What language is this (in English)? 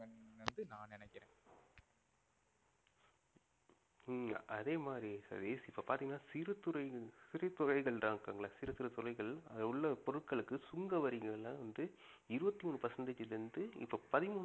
Tamil